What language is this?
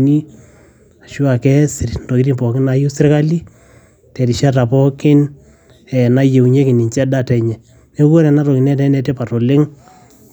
Masai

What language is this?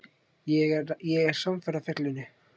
Icelandic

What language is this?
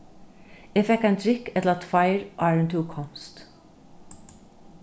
Faroese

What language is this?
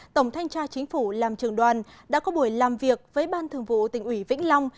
Vietnamese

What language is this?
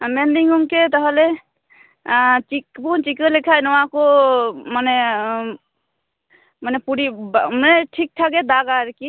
Santali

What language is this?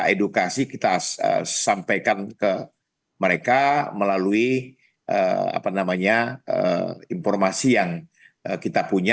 Indonesian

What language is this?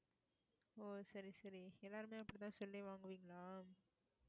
Tamil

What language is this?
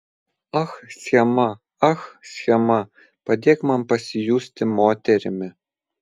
Lithuanian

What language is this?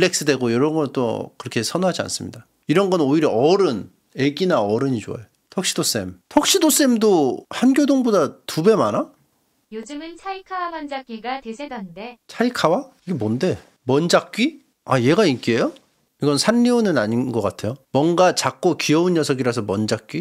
Korean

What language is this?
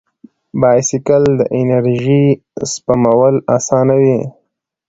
Pashto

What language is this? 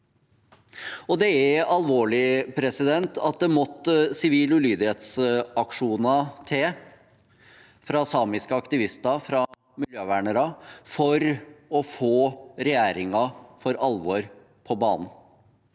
Norwegian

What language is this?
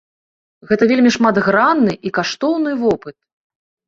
Belarusian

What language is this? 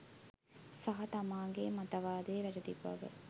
Sinhala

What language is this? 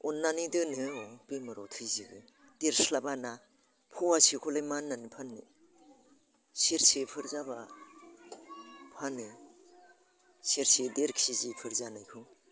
Bodo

